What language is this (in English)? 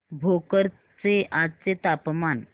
Marathi